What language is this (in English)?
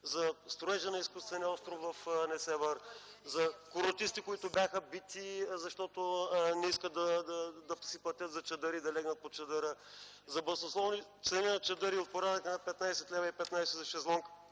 Bulgarian